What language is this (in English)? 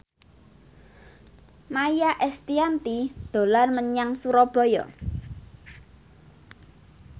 Javanese